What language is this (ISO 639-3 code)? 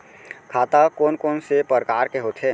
hne